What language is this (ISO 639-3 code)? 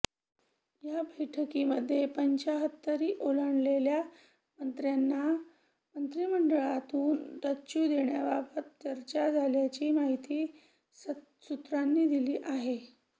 mar